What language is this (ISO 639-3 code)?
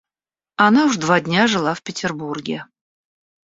rus